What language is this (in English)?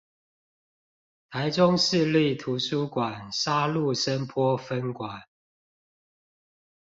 Chinese